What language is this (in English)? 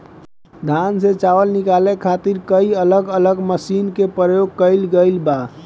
Bhojpuri